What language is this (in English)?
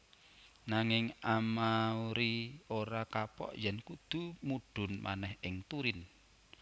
Javanese